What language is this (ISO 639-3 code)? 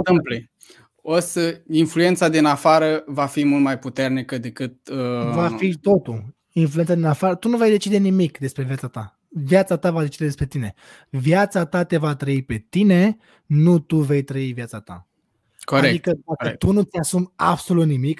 ron